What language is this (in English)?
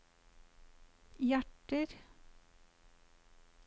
Norwegian